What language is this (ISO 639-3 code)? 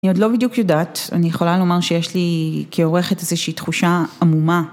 heb